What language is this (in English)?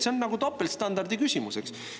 Estonian